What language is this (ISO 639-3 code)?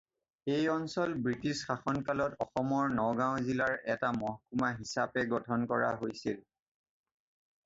asm